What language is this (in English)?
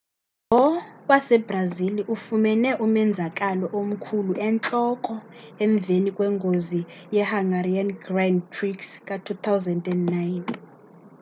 Xhosa